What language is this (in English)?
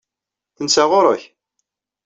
Kabyle